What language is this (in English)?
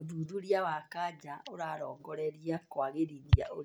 Kikuyu